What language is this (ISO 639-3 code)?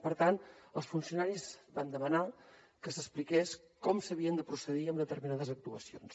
cat